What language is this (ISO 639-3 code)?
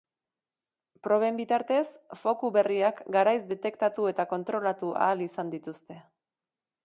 eus